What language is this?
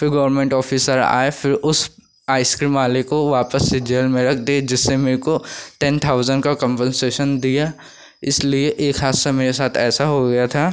Hindi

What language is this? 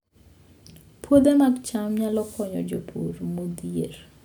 Luo (Kenya and Tanzania)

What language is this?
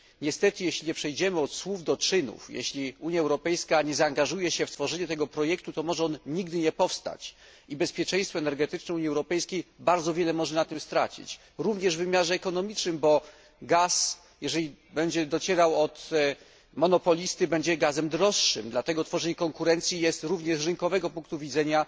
Polish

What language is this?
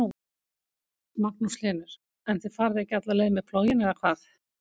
Icelandic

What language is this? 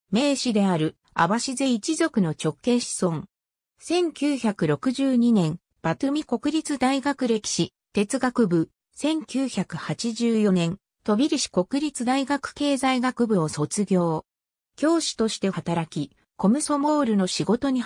Japanese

